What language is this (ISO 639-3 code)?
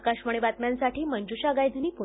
mar